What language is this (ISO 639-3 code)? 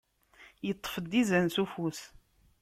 kab